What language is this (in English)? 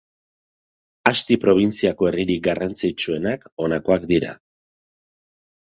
Basque